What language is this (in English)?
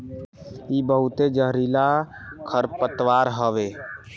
Bhojpuri